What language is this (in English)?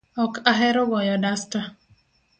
Luo (Kenya and Tanzania)